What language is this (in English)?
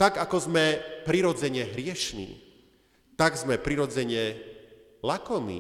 Slovak